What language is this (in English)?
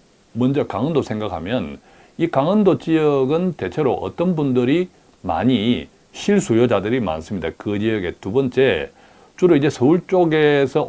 Korean